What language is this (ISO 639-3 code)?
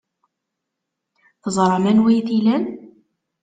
kab